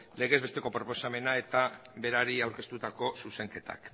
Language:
Basque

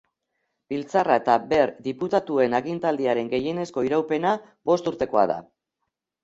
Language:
Basque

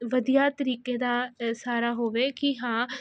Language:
Punjabi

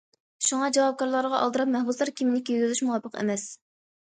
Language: Uyghur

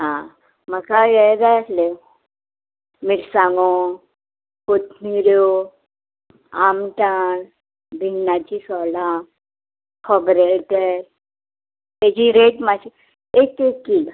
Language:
Konkani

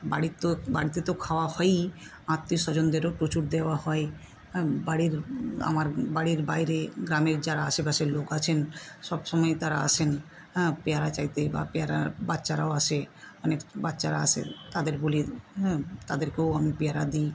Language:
Bangla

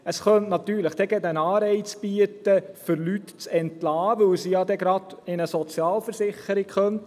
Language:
Swiss German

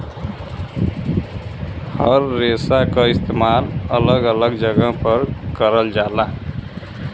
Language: Bhojpuri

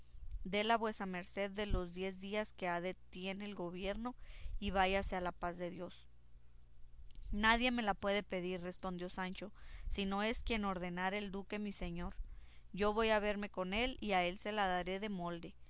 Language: Spanish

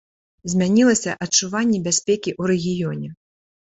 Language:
Belarusian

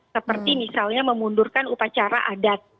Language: Indonesian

